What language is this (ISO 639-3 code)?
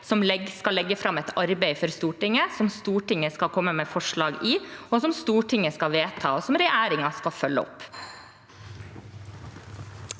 nor